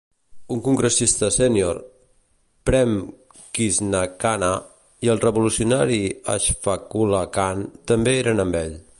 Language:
Catalan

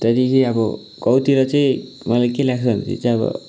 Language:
Nepali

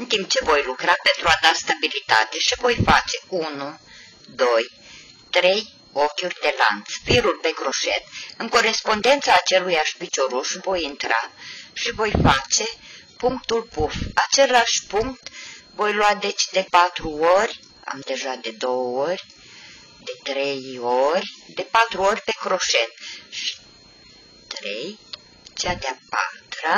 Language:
Romanian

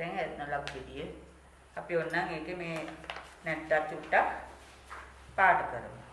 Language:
Thai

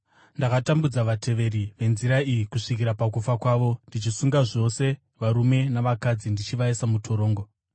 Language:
Shona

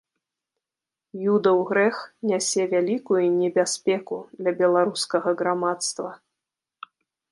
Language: Belarusian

